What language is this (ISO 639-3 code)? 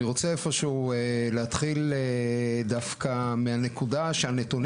heb